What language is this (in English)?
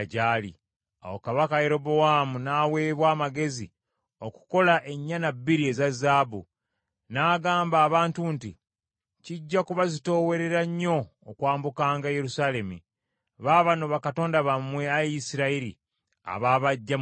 Ganda